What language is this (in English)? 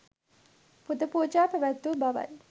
Sinhala